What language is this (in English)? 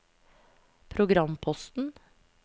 Norwegian